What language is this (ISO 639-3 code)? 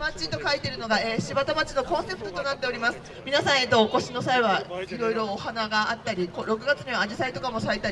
jpn